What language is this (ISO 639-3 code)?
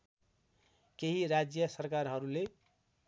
nep